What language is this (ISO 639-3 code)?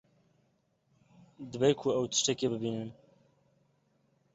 kur